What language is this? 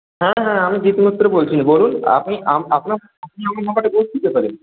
Bangla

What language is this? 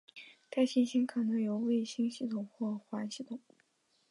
Chinese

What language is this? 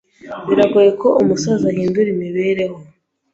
Kinyarwanda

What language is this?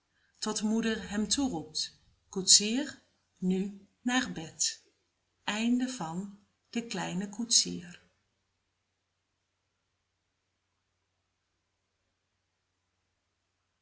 Dutch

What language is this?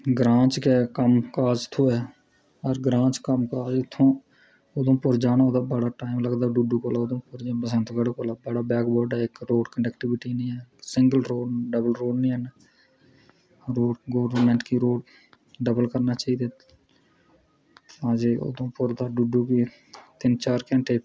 Dogri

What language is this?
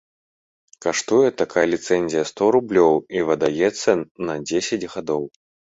Belarusian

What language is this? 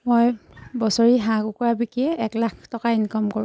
Assamese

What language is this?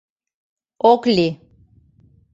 Mari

